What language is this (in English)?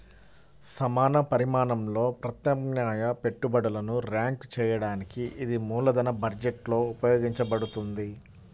Telugu